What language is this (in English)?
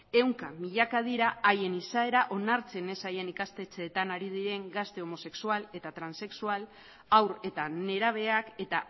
Basque